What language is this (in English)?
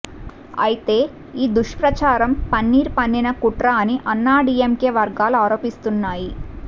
Telugu